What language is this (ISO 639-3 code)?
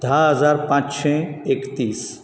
kok